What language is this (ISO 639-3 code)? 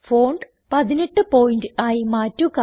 mal